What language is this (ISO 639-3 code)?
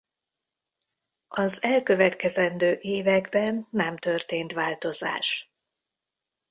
hun